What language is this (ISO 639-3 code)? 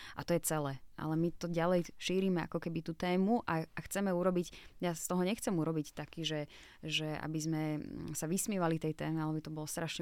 slk